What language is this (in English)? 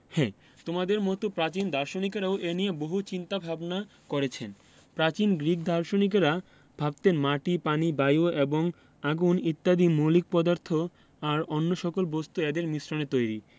Bangla